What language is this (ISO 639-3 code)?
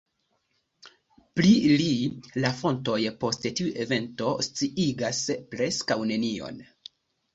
epo